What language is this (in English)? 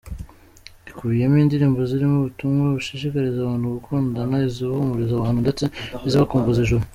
Kinyarwanda